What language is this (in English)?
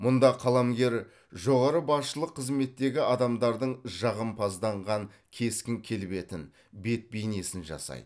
Kazakh